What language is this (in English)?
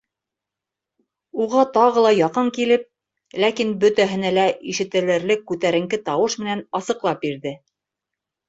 Bashkir